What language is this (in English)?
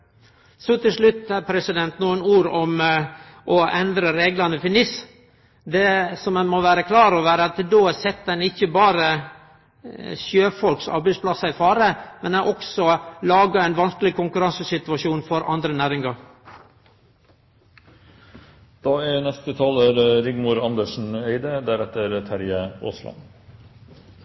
Norwegian Nynorsk